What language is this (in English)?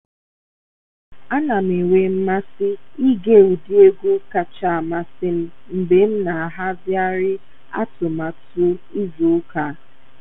Igbo